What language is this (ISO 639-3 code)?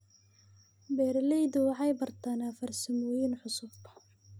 som